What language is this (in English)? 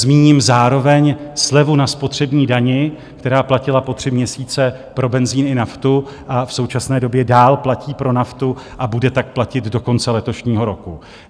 Czech